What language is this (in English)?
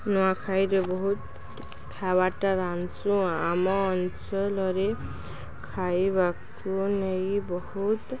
Odia